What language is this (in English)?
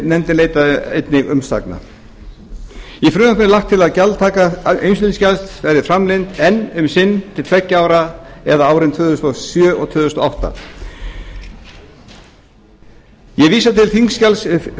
Icelandic